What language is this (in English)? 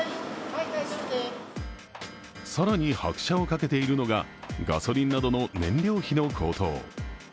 Japanese